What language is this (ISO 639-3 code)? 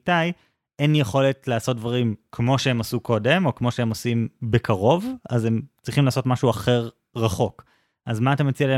heb